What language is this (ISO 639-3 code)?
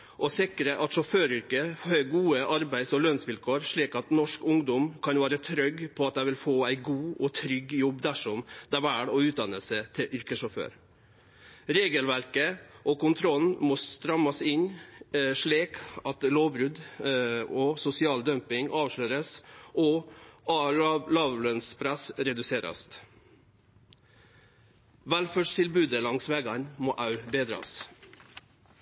nno